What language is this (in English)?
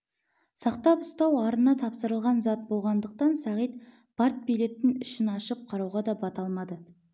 Kazakh